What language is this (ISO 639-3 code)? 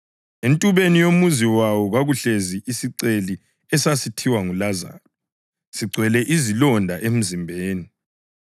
nde